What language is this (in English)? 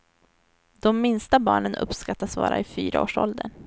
Swedish